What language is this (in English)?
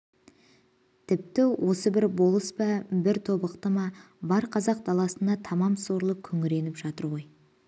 Kazakh